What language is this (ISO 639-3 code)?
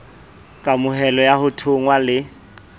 sot